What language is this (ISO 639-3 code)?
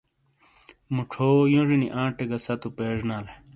scl